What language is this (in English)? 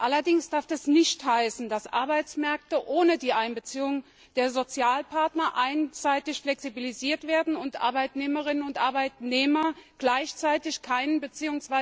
German